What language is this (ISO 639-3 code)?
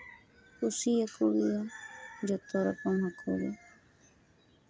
sat